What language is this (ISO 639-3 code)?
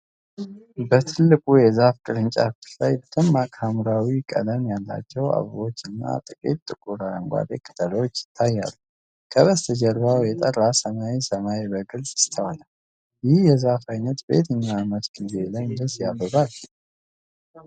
amh